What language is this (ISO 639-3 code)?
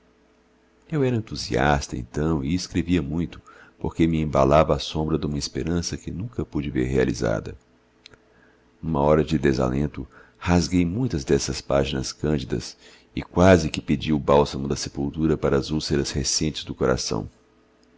por